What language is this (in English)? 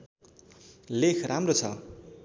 Nepali